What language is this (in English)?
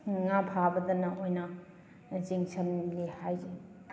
Manipuri